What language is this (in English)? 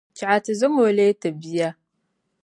Dagbani